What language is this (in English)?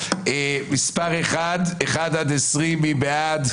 Hebrew